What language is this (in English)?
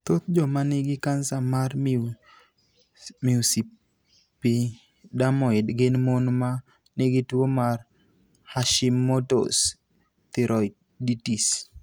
Luo (Kenya and Tanzania)